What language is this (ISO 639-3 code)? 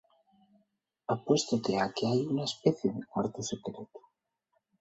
ast